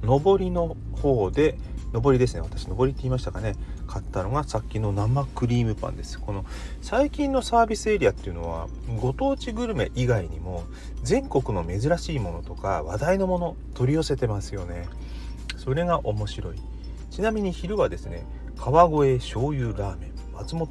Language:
Japanese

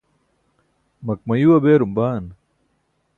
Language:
Burushaski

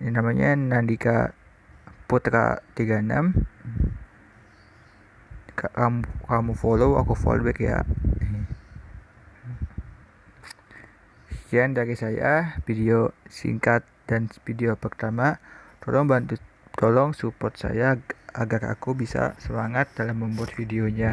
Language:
Indonesian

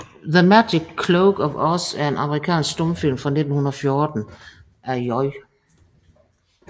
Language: Danish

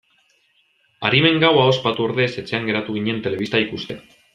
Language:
Basque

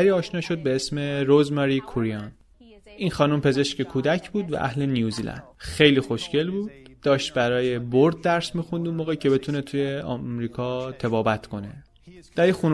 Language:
Persian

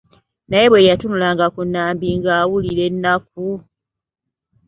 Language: Ganda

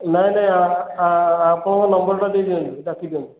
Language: Odia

